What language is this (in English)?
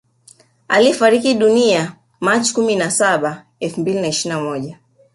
Swahili